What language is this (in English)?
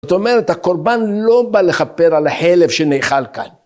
Hebrew